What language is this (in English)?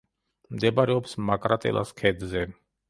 Georgian